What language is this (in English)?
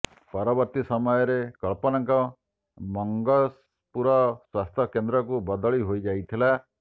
Odia